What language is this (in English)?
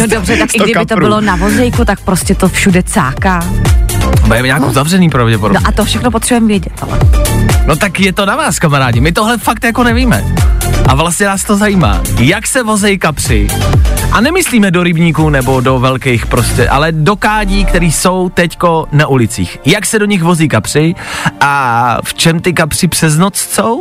Czech